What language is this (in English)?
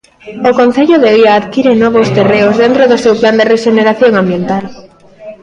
Galician